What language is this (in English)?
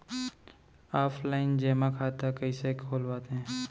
Chhattisgarhi